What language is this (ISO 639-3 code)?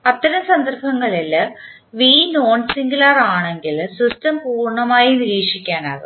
mal